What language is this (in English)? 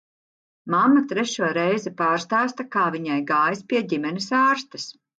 Latvian